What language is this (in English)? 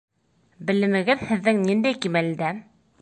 Bashkir